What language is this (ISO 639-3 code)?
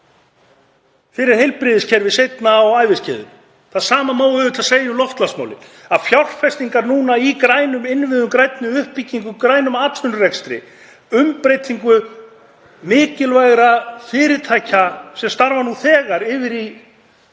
isl